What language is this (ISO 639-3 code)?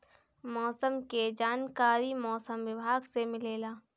bho